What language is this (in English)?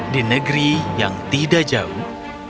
Indonesian